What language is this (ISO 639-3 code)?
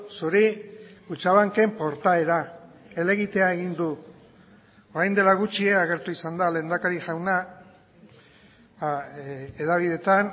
eus